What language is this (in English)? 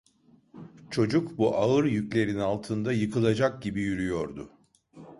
Turkish